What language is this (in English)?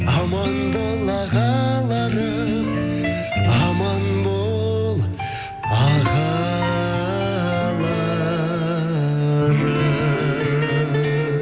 Kazakh